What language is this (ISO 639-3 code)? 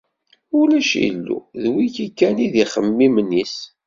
kab